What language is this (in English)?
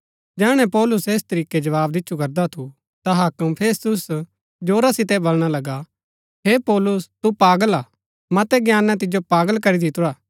Gaddi